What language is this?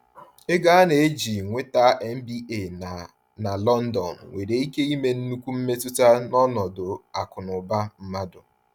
Igbo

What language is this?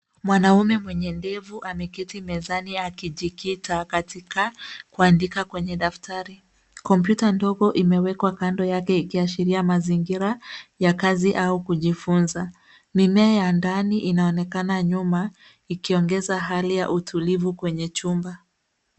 Swahili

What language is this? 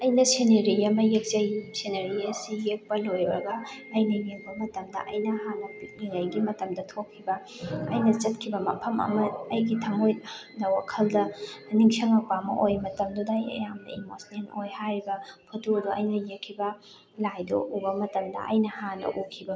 Manipuri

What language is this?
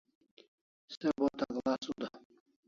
Kalasha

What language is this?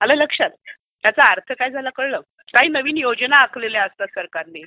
Marathi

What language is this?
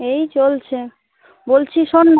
Bangla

